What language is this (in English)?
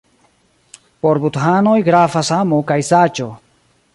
Esperanto